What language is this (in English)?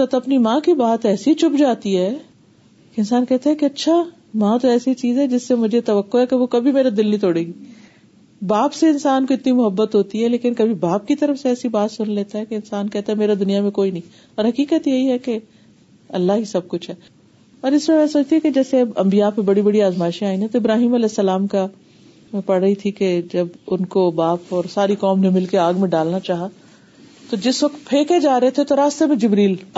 Urdu